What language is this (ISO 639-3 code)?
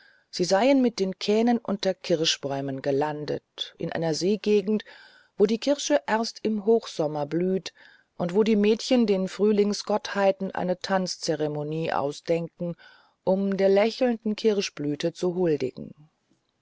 deu